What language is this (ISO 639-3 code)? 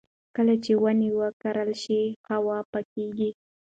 pus